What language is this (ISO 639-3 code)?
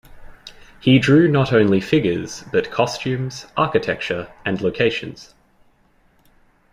eng